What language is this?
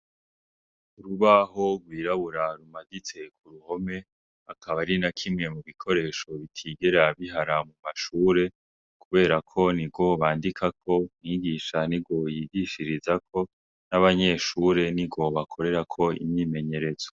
Rundi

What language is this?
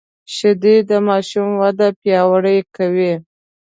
Pashto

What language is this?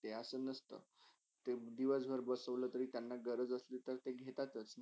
Marathi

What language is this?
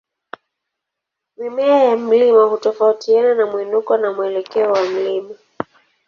Swahili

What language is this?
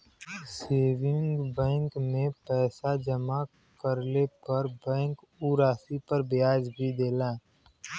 Bhojpuri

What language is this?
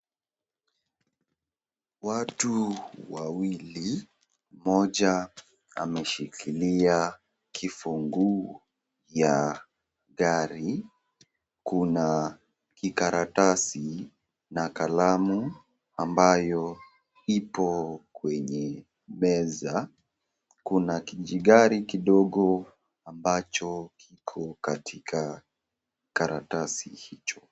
Swahili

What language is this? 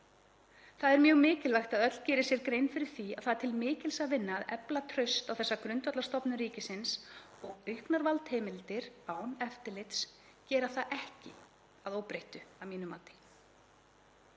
Icelandic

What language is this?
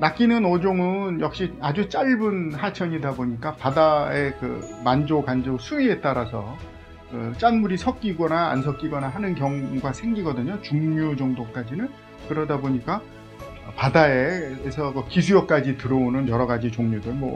Korean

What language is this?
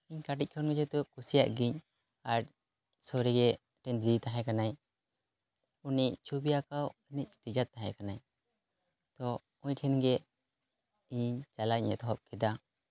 Santali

